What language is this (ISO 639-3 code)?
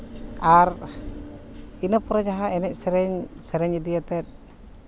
sat